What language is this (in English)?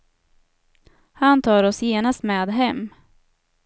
Swedish